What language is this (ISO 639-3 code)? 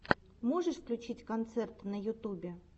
rus